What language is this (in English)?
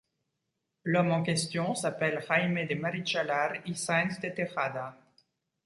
French